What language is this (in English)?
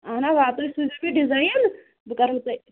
Kashmiri